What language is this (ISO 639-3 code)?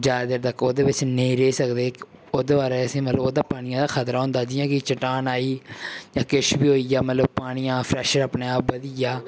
doi